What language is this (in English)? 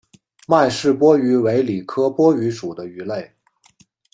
Chinese